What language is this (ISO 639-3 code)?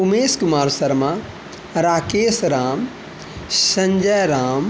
mai